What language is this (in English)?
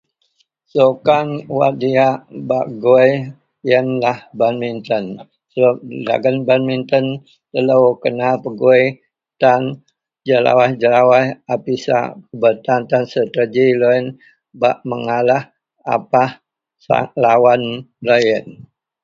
Central Melanau